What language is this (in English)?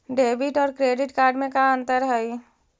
Magahi